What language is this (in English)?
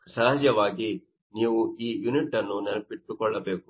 Kannada